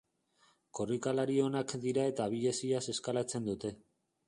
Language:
Basque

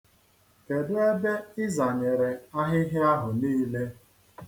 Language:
Igbo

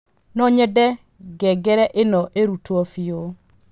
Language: Kikuyu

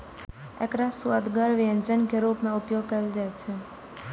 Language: Maithili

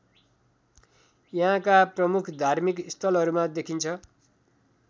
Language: Nepali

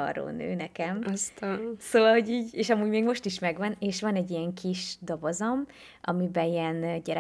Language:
Hungarian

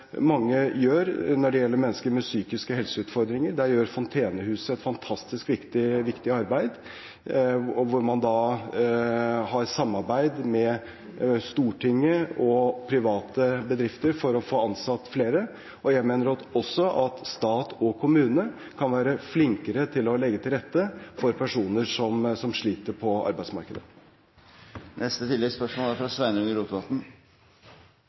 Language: Norwegian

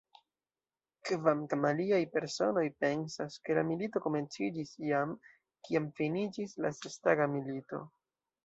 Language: Esperanto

